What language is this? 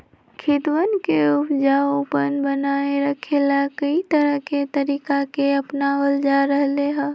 Magahi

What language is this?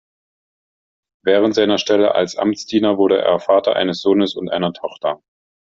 German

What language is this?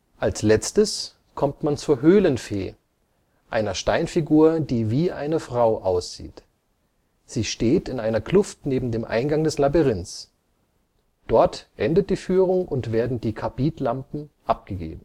German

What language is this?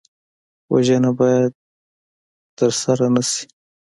Pashto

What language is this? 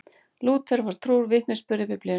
Icelandic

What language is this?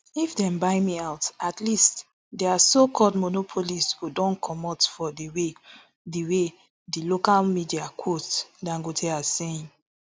Nigerian Pidgin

